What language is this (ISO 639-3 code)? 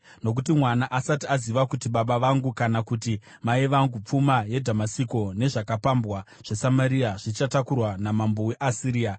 sna